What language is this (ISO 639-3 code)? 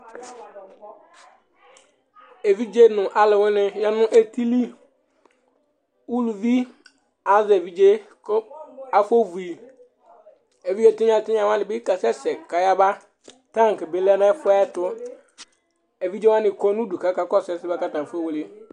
kpo